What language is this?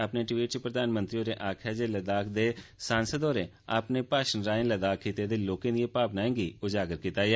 Dogri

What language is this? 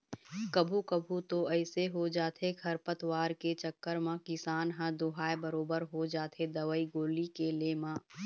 Chhattisgarhi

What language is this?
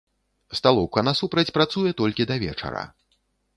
Belarusian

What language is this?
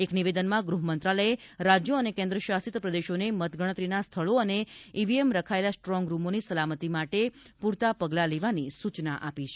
Gujarati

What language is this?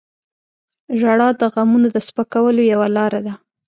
Pashto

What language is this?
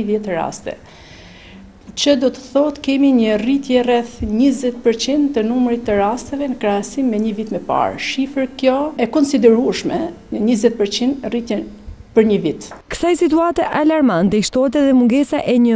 Lithuanian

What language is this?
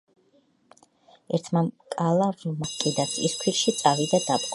Georgian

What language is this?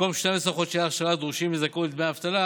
Hebrew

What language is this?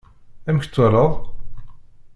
Kabyle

